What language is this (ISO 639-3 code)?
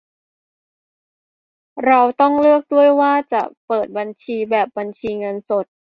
tha